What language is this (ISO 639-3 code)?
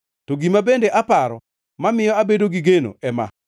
luo